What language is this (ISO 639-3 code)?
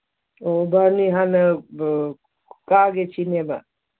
mni